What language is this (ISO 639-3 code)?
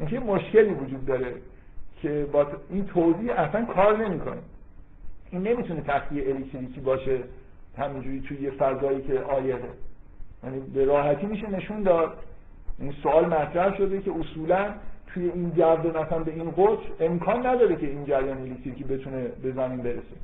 fas